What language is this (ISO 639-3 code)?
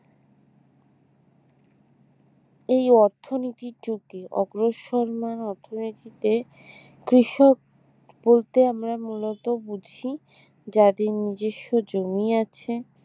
ben